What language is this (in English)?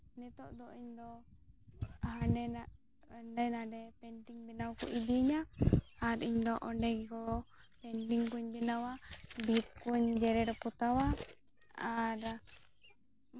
Santali